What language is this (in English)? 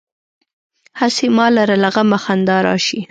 Pashto